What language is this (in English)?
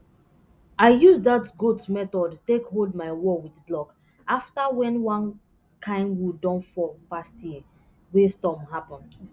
Nigerian Pidgin